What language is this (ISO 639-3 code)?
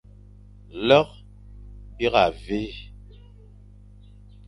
fan